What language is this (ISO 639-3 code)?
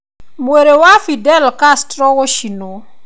kik